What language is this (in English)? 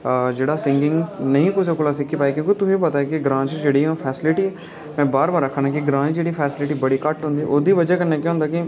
Dogri